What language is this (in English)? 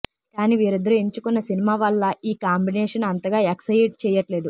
Telugu